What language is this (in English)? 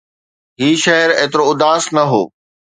Sindhi